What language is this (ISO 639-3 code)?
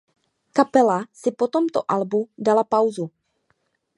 ces